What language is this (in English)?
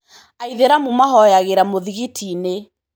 Kikuyu